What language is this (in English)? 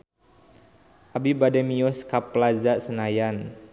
Sundanese